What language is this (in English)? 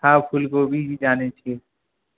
Maithili